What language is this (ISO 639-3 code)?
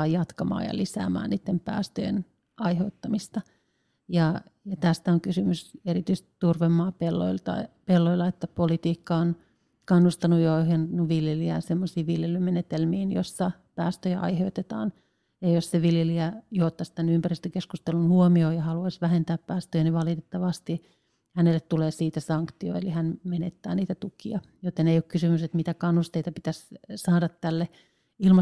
fin